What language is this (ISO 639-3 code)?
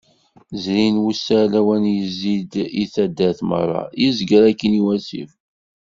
kab